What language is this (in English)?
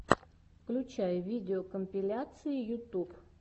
Russian